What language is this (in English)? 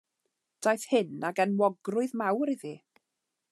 Welsh